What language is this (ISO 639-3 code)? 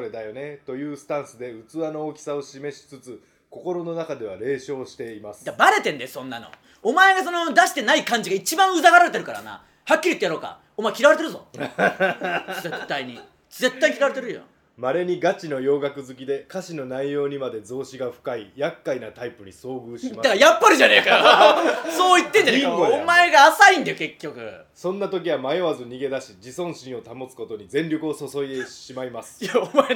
jpn